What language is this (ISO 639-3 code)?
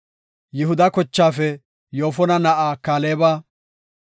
gof